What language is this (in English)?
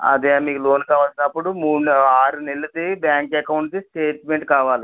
Telugu